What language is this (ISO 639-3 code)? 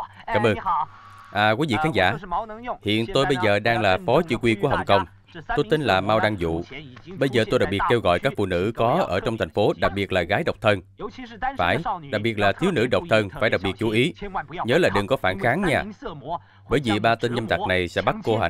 vie